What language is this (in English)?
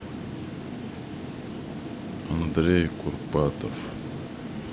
Russian